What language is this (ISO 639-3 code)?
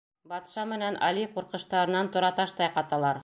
bak